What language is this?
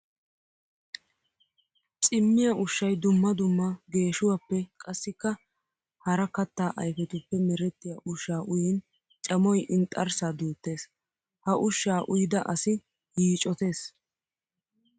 Wolaytta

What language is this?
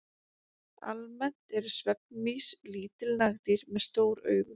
Icelandic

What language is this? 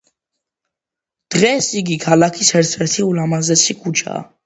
Georgian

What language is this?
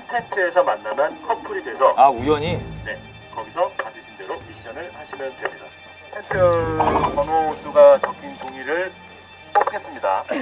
Korean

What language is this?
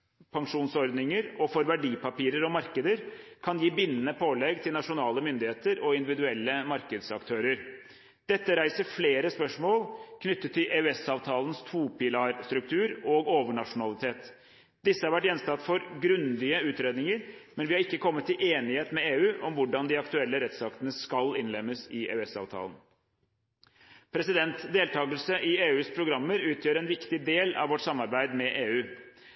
Norwegian Bokmål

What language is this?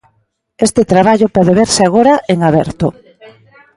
Galician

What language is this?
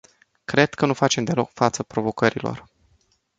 Romanian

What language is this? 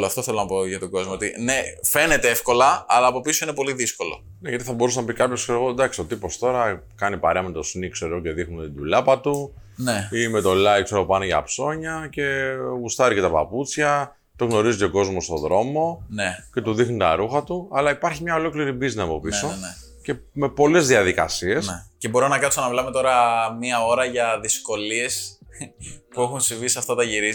Greek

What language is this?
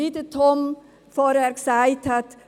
Swiss German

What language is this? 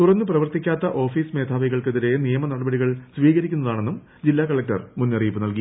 Malayalam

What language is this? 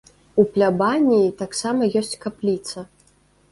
Belarusian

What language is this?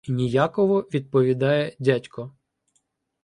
Ukrainian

